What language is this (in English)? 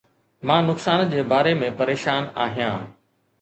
Sindhi